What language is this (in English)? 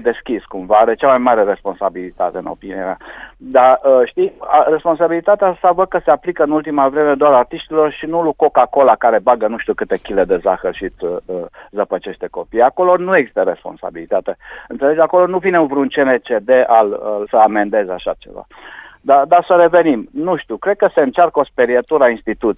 Romanian